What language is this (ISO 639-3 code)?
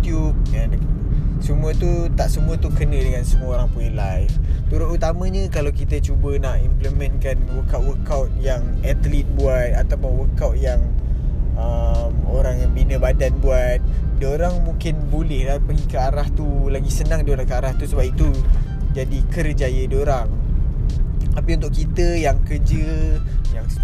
msa